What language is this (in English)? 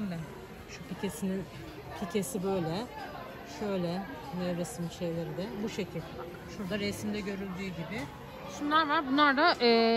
Turkish